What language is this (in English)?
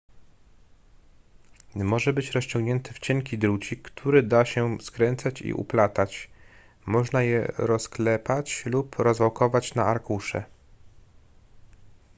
Polish